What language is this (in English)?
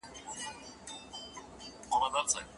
Pashto